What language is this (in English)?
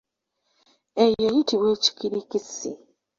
Ganda